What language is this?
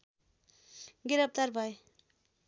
Nepali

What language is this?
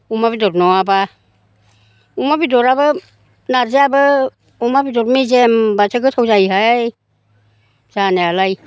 Bodo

